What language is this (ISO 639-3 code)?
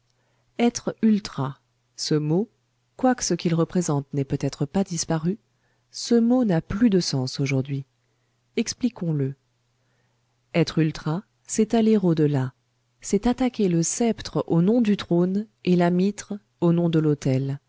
fra